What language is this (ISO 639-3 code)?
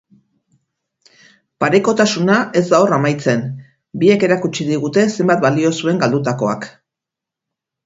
eus